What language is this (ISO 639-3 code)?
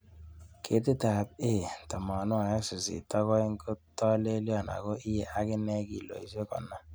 kln